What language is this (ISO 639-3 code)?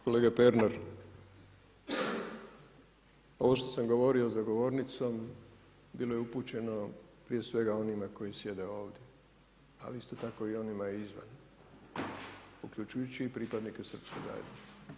hrv